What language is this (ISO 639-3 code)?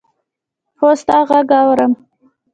pus